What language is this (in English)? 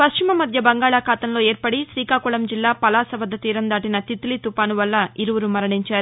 Telugu